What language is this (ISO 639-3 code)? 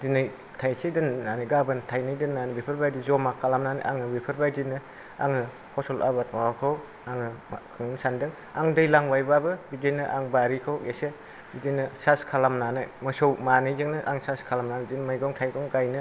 brx